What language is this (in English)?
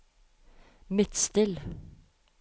Norwegian